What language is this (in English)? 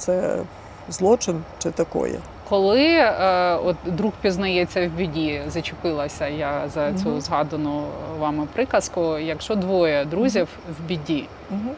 Ukrainian